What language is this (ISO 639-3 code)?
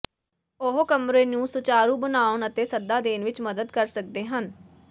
pan